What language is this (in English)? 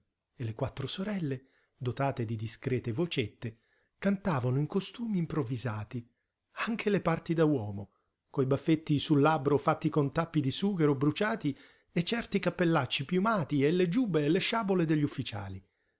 Italian